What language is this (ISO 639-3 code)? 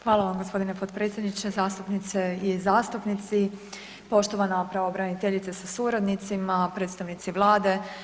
hrv